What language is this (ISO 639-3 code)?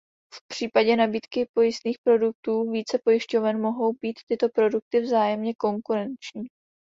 ces